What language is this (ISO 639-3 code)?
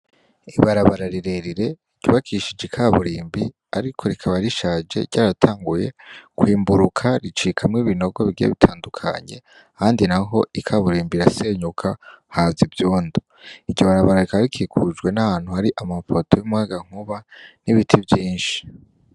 run